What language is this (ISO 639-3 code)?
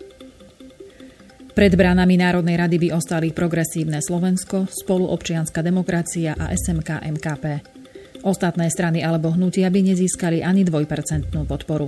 slk